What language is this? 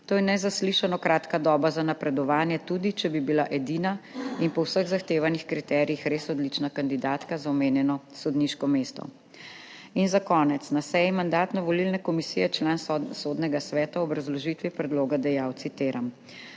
Slovenian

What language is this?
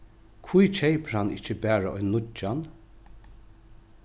Faroese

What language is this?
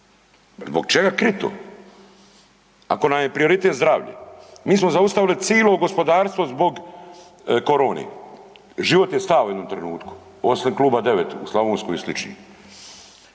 Croatian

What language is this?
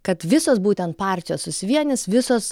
Lithuanian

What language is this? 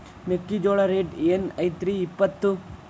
Kannada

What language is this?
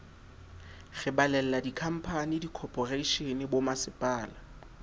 Southern Sotho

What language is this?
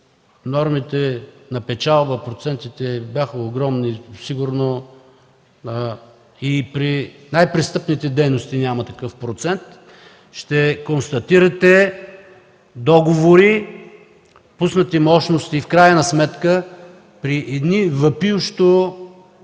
Bulgarian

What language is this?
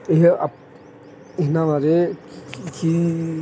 Punjabi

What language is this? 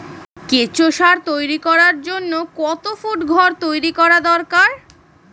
Bangla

